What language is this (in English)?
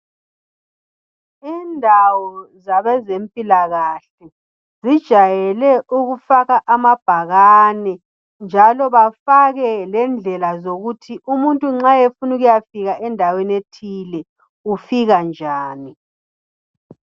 North Ndebele